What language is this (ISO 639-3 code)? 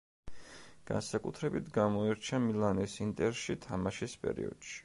kat